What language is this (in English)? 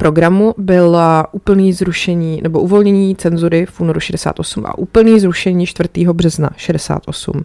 Czech